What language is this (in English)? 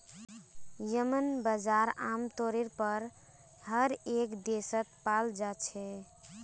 Magahi